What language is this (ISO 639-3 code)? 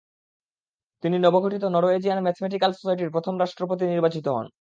ben